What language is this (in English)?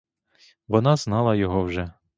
Ukrainian